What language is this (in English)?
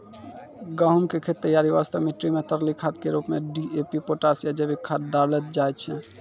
Maithili